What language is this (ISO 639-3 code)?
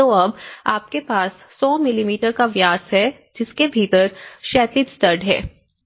hin